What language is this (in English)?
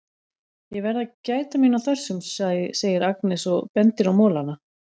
Icelandic